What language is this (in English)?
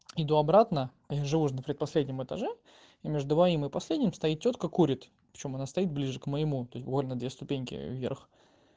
Russian